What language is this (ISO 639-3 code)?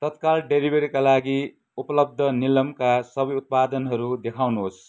nep